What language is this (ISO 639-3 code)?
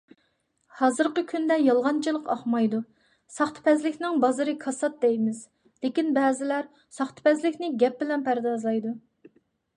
uig